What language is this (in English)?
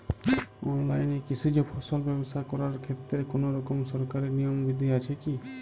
Bangla